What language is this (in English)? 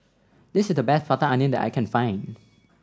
English